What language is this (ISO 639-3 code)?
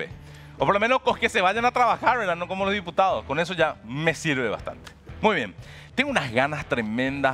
spa